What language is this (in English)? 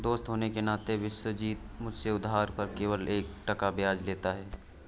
Hindi